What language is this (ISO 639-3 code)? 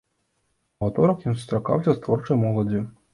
bel